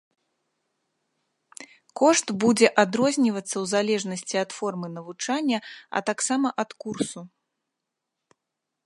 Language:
Belarusian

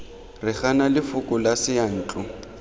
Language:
Tswana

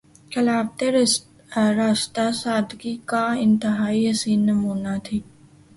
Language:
Urdu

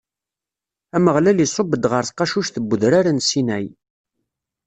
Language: Kabyle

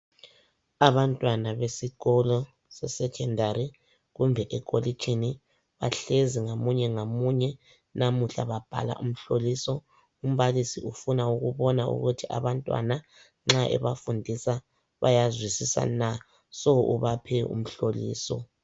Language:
North Ndebele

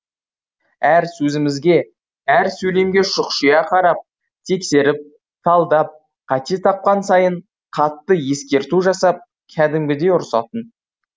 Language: Kazakh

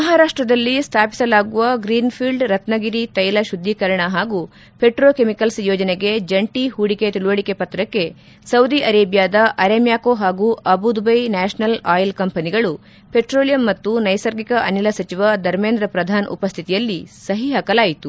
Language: Kannada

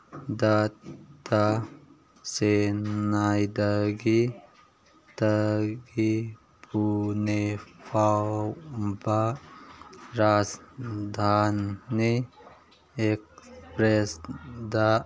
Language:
Manipuri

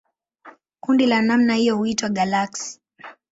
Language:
Swahili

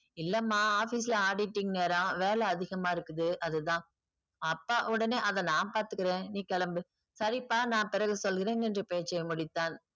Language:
Tamil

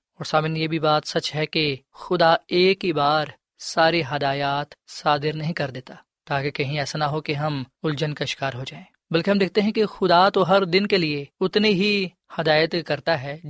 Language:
Urdu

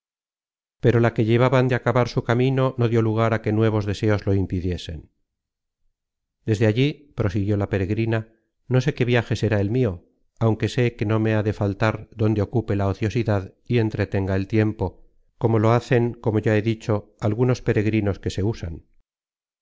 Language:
Spanish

